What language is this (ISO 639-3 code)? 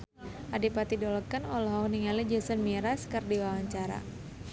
sun